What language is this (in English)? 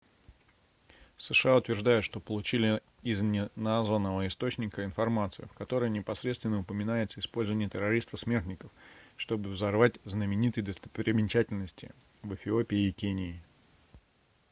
Russian